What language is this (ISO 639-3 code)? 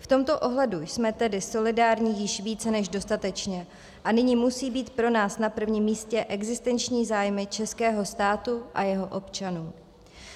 ces